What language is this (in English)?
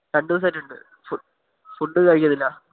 Malayalam